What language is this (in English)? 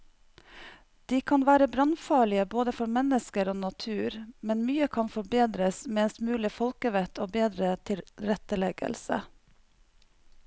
Norwegian